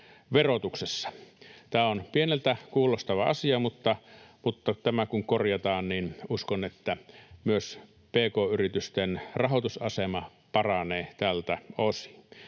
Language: Finnish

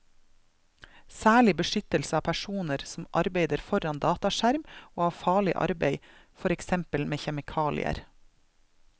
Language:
Norwegian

